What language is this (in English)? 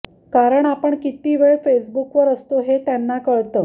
Marathi